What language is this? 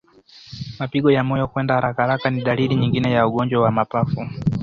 Swahili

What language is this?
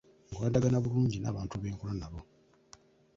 Ganda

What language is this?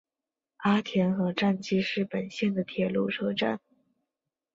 Chinese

